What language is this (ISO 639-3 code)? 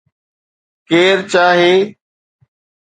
snd